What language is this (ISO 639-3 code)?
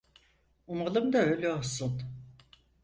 tur